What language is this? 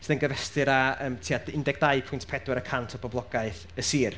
Welsh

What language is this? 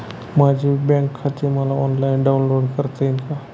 Marathi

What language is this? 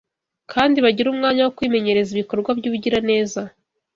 Kinyarwanda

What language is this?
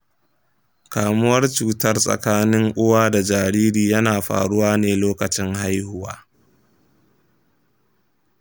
Hausa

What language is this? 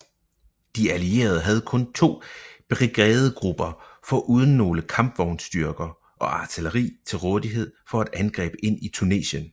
Danish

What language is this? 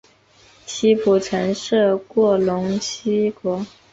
Chinese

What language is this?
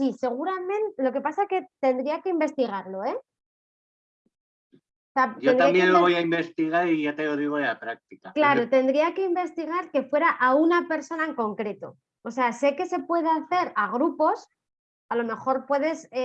Spanish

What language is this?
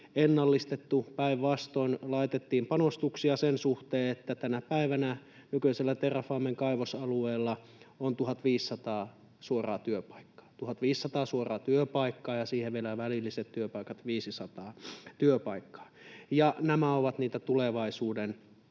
Finnish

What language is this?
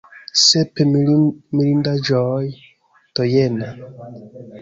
Esperanto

